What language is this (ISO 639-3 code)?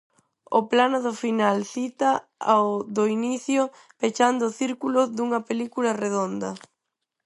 glg